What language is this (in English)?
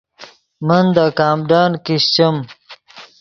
Yidgha